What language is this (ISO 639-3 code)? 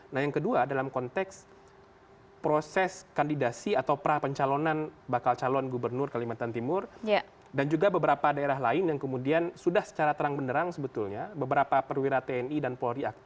ind